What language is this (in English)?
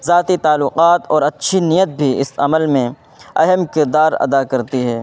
Urdu